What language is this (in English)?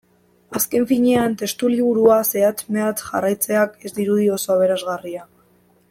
Basque